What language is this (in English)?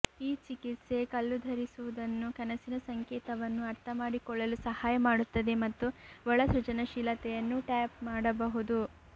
Kannada